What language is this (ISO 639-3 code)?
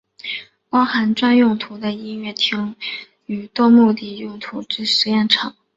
zho